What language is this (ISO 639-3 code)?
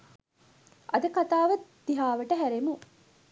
sin